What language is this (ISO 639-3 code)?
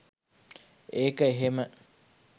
sin